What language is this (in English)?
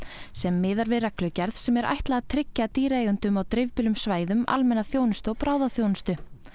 Icelandic